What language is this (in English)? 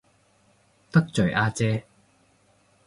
Cantonese